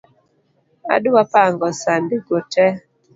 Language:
Luo (Kenya and Tanzania)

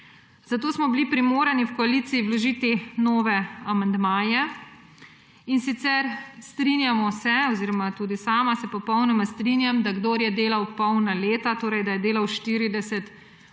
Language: Slovenian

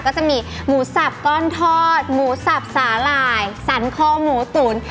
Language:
Thai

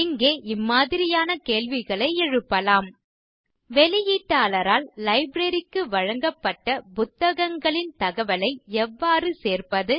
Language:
Tamil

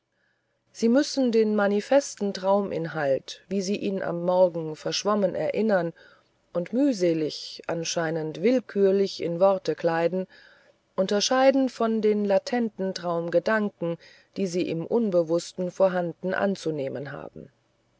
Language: German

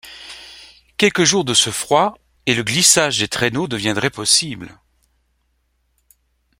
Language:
French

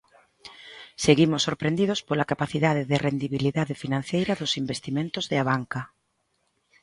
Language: Galician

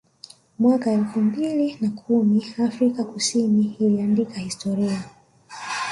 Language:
Swahili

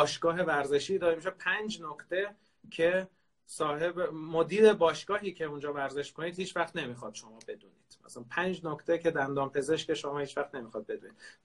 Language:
Persian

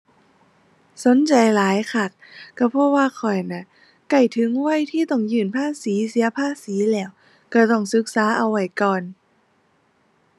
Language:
Thai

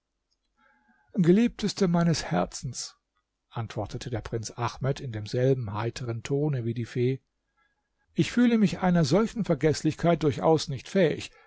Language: German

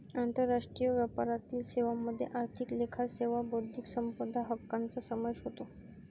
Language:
Marathi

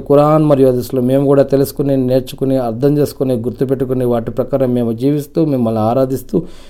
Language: Telugu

